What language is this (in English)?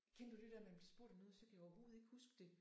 Danish